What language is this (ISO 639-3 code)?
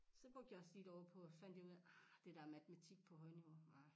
dan